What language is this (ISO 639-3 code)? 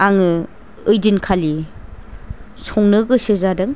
brx